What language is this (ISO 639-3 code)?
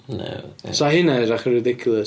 cym